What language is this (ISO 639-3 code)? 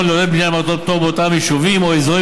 heb